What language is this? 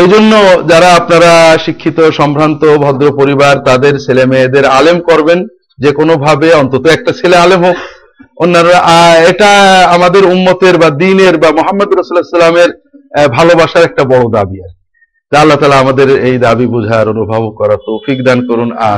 Bangla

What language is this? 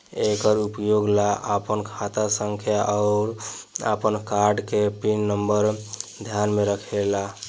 Bhojpuri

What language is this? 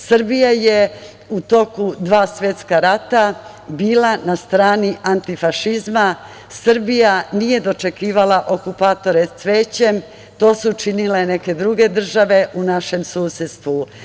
Serbian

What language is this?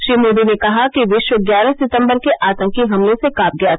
Hindi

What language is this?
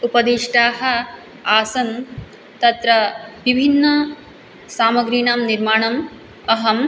Sanskrit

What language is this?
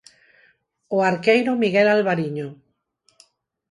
Galician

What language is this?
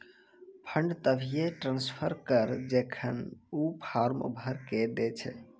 Maithili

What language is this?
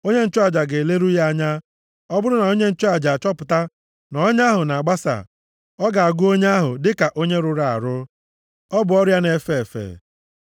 Igbo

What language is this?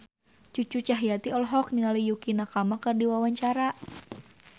Sundanese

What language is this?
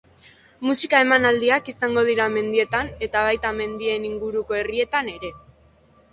Basque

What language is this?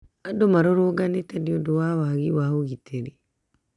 Kikuyu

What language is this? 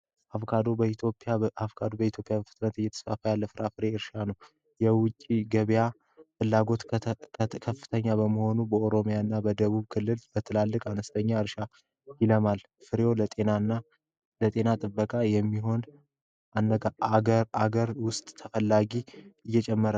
Amharic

